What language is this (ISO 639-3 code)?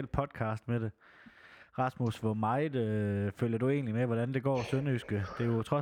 dan